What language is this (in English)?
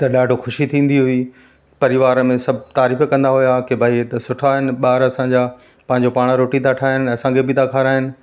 Sindhi